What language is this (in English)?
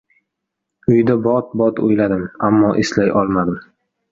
Uzbek